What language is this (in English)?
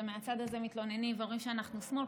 Hebrew